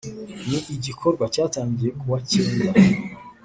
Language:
Kinyarwanda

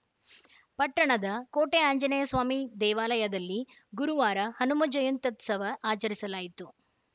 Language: Kannada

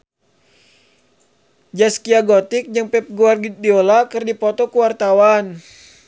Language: Sundanese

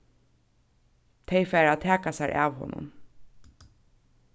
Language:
Faroese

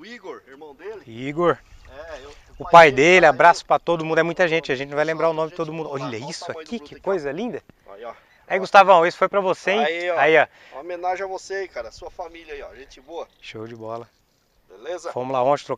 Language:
Portuguese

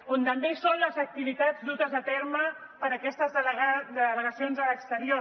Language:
Catalan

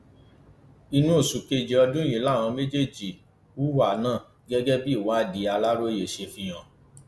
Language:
Yoruba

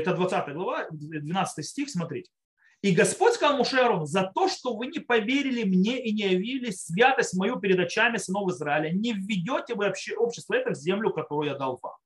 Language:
Russian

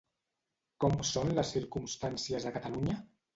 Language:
Catalan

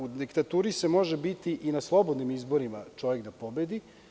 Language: Serbian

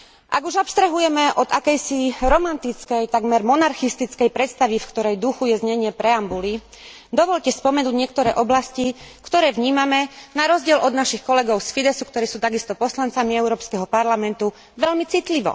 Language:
Slovak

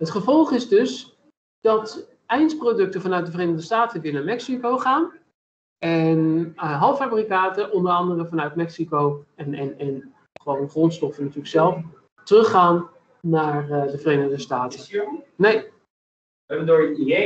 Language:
Dutch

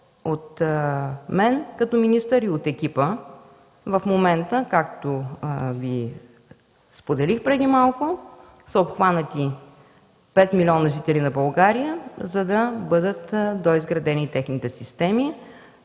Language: Bulgarian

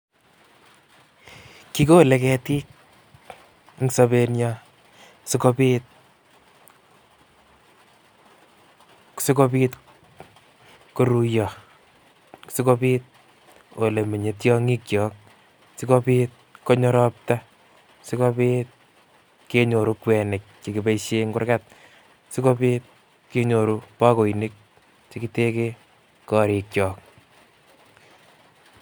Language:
Kalenjin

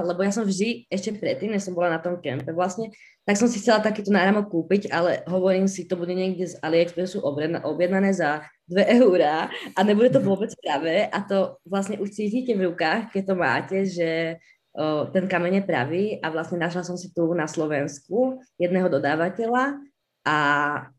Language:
Czech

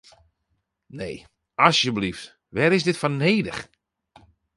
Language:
Western Frisian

